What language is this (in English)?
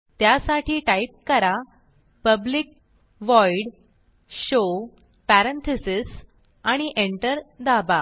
Marathi